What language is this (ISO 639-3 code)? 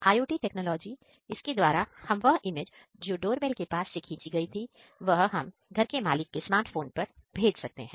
hin